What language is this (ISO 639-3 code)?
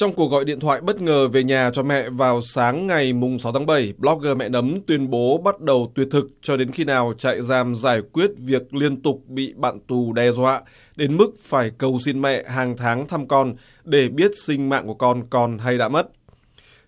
vie